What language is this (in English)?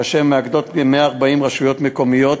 Hebrew